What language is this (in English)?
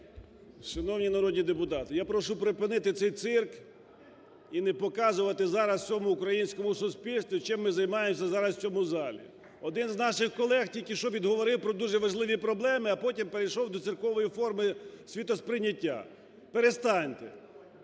Ukrainian